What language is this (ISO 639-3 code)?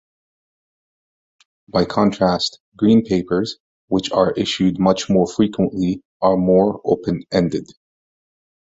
eng